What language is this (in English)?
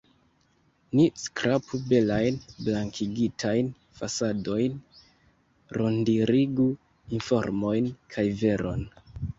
Esperanto